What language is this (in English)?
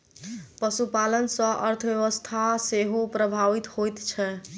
Maithili